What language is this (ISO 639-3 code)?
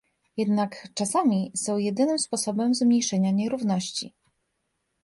pol